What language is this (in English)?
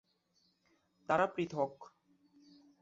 Bangla